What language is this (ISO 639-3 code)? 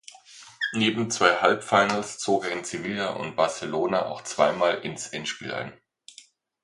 deu